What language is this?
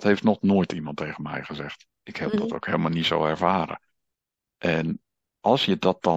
Dutch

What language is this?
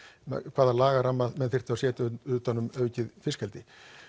Icelandic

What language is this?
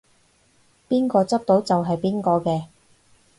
Cantonese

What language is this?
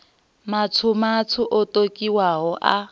Venda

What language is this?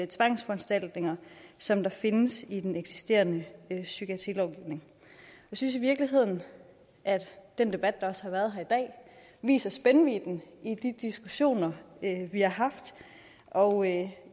Danish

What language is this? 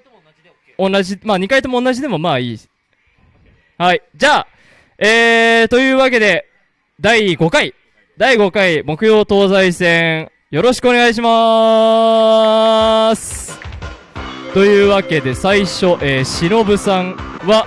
Japanese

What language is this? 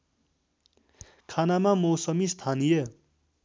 Nepali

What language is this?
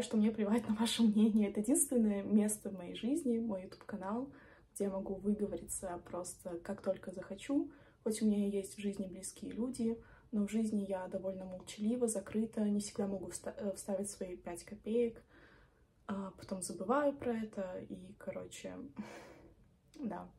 Russian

